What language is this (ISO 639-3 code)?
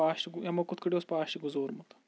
kas